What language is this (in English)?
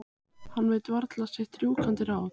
Icelandic